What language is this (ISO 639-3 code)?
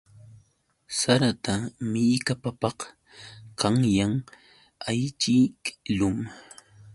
qux